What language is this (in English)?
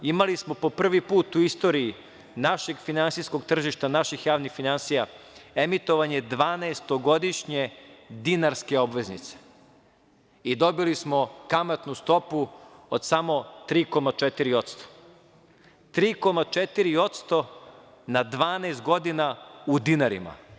Serbian